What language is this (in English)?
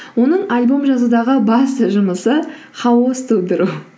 Kazakh